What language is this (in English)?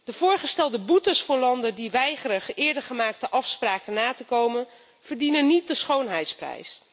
Dutch